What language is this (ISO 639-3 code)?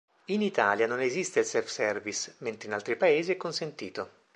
ita